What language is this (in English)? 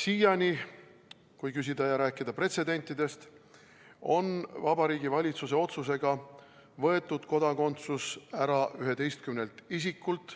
Estonian